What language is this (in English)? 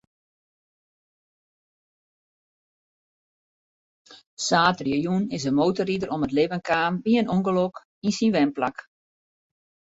Western Frisian